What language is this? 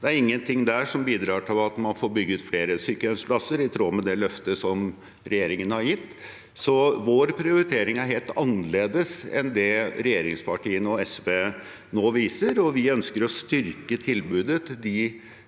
Norwegian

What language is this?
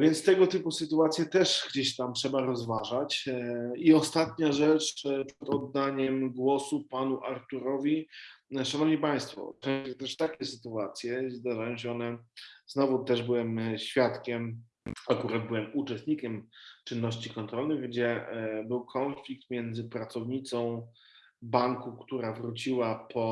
Polish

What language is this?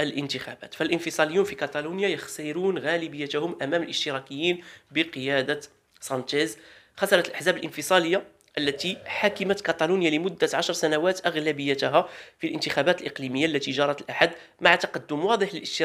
Arabic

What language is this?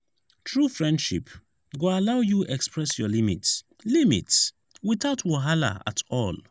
Nigerian Pidgin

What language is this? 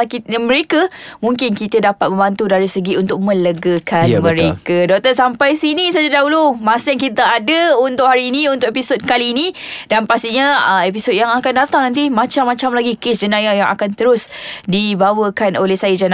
Malay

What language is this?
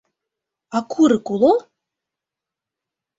Mari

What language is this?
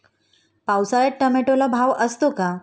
Marathi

